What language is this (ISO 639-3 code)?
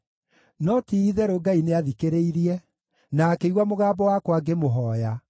kik